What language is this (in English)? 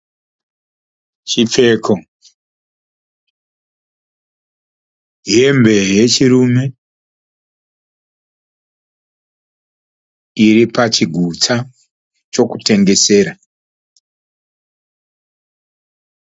Shona